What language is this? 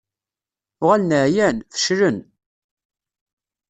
Kabyle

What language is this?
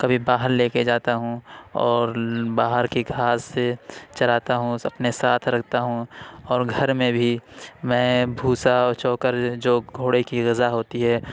Urdu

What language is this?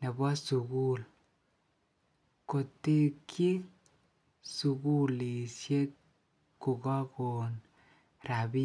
Kalenjin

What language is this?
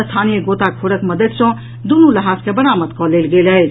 Maithili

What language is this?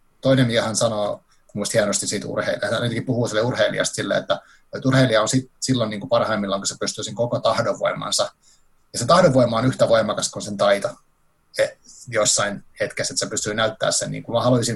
Finnish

